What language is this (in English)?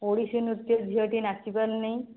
Odia